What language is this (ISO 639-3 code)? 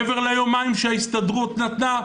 heb